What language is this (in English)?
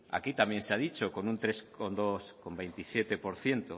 Spanish